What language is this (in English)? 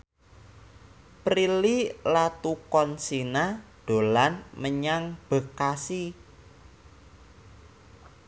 Javanese